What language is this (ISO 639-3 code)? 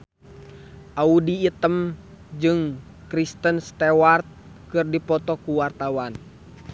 sun